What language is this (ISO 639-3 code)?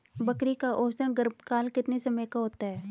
hin